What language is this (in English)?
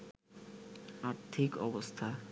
Bangla